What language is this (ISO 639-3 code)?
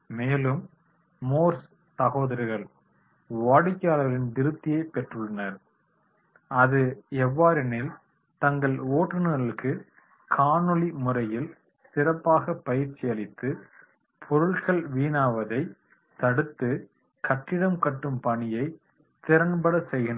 tam